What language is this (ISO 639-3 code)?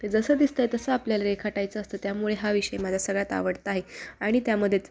mar